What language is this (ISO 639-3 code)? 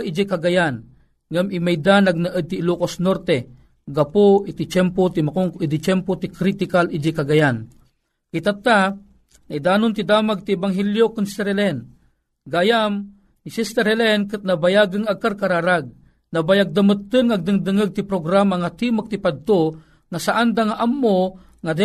fil